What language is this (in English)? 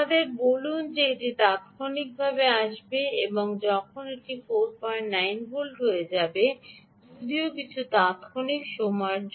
Bangla